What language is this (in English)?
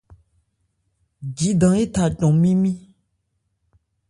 Ebrié